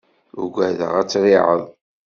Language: Kabyle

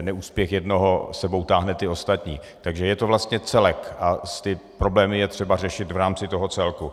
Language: Czech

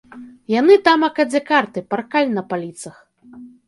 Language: Belarusian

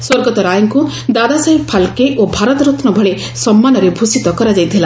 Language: Odia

